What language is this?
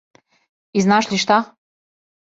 Serbian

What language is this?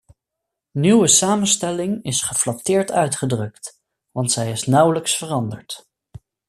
Dutch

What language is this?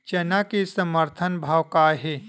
Chhattisgarhi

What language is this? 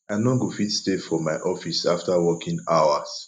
Nigerian Pidgin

